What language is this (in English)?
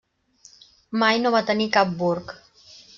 Catalan